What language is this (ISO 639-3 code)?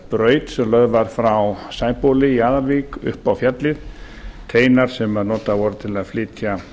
isl